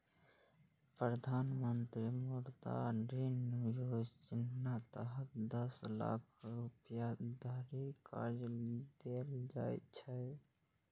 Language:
Maithili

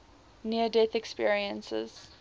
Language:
English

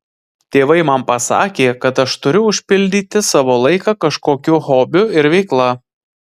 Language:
Lithuanian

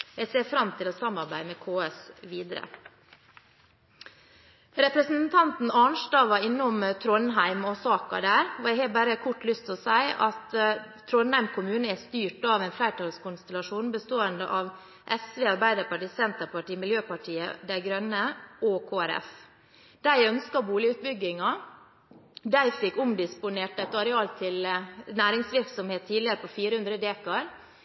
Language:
Norwegian Bokmål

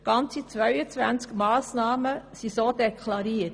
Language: Swiss German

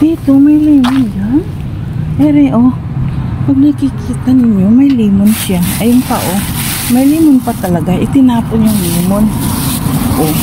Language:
Filipino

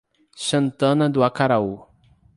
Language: Portuguese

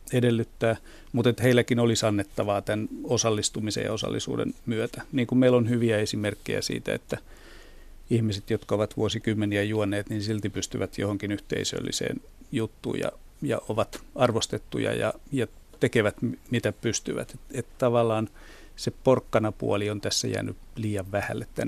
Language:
Finnish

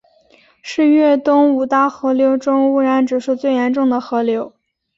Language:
Chinese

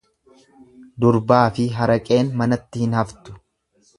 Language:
Oromo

